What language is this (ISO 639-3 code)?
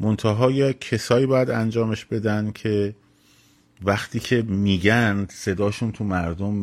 fas